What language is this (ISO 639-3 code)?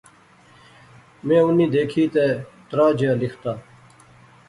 phr